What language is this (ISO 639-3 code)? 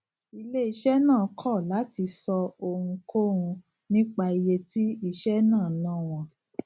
yor